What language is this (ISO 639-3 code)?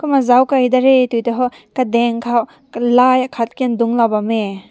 nbu